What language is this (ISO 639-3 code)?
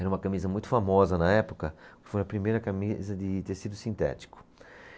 por